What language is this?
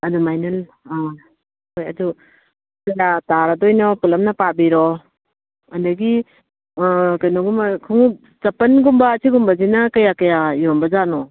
Manipuri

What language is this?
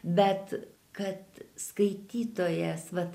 Lithuanian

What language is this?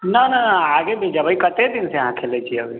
Maithili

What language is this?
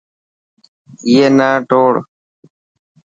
Dhatki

